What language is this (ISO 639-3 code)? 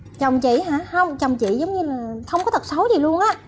vie